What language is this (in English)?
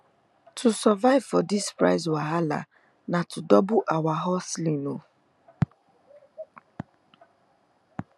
Nigerian Pidgin